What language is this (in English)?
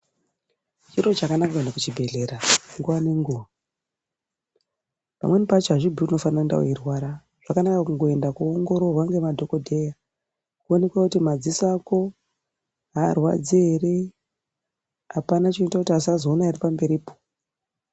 Ndau